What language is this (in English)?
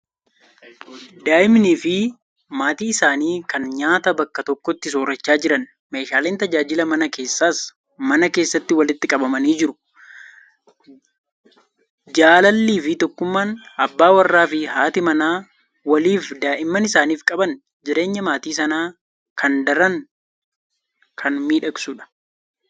Oromo